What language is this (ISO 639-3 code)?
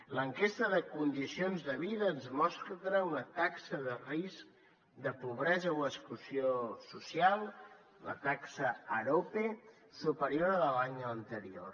cat